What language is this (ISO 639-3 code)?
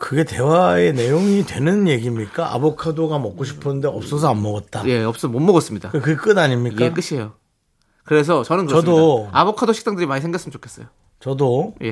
kor